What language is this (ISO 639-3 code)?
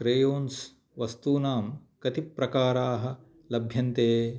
san